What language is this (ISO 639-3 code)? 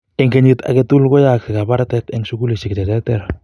kln